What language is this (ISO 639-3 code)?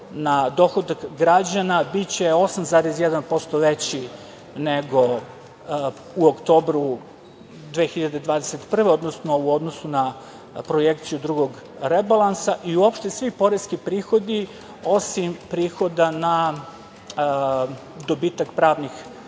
srp